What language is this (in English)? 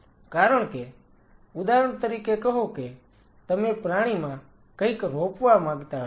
Gujarati